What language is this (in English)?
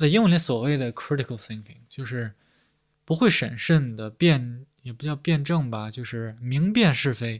Chinese